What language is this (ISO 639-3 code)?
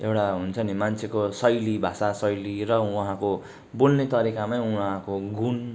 nep